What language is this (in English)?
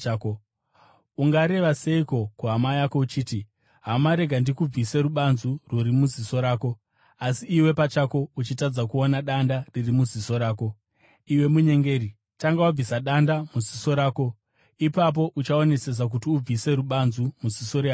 Shona